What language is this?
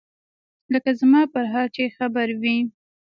Pashto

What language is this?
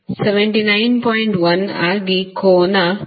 Kannada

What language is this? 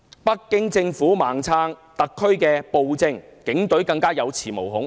Cantonese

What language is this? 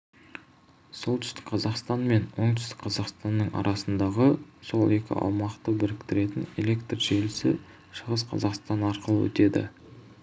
Kazakh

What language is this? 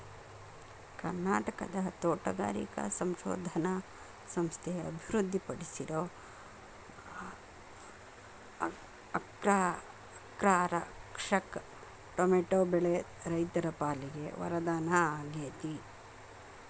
Kannada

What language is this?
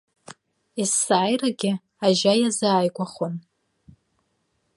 Abkhazian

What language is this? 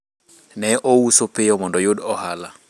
Luo (Kenya and Tanzania)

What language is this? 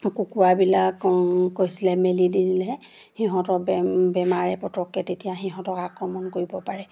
Assamese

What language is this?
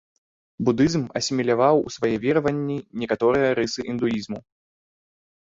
Belarusian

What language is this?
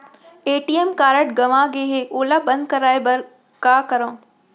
Chhattisgarhi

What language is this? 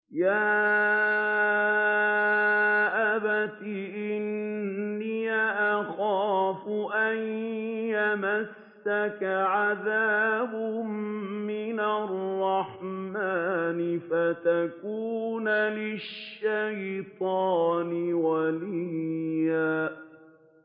Arabic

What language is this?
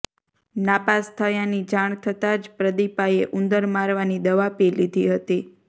Gujarati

